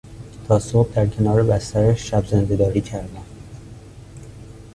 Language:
Persian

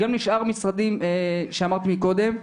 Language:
Hebrew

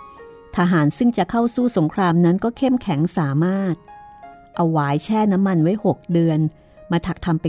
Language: Thai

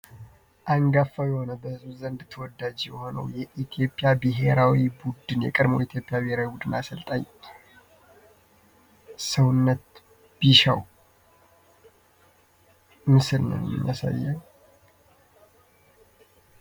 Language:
Amharic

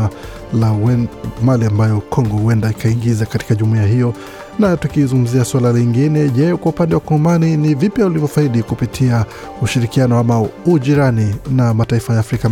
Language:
Swahili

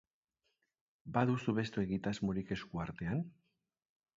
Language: Basque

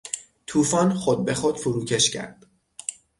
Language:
Persian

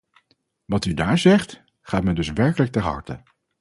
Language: Dutch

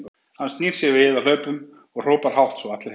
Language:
Icelandic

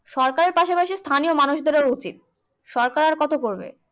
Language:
Bangla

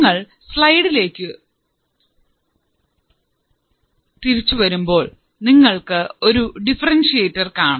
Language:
Malayalam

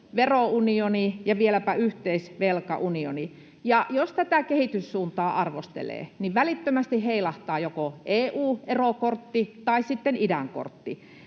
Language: Finnish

